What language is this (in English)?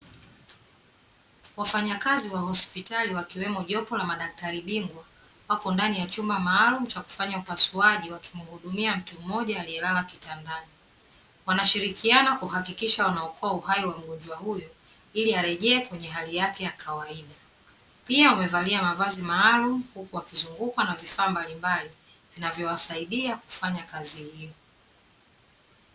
Swahili